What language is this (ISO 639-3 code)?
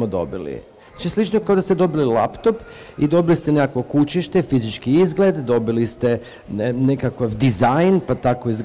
hrv